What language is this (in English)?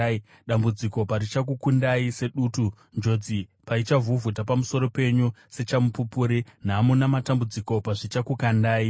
Shona